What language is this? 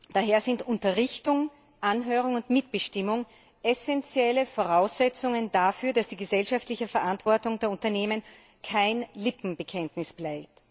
German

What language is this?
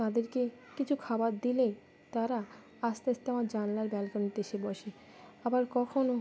Bangla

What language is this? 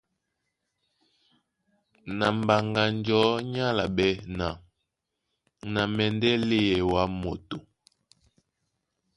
Duala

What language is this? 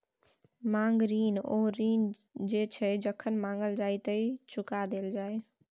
Maithili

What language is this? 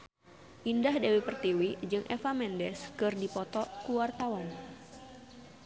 Sundanese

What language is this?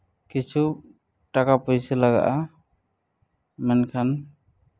Santali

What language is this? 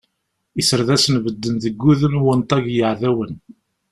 Kabyle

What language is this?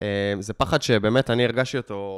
Hebrew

